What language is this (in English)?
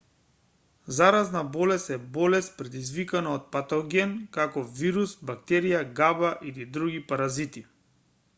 Macedonian